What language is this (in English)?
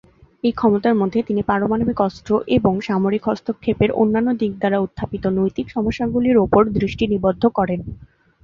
Bangla